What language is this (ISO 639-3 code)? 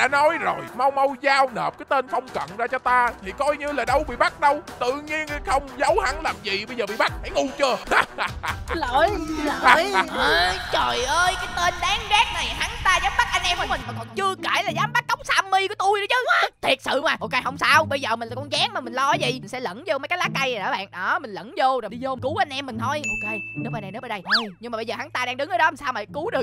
vie